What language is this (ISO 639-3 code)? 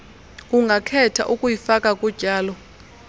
xho